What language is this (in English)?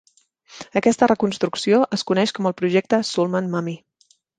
Catalan